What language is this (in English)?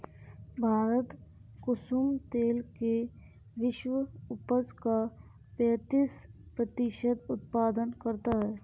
Hindi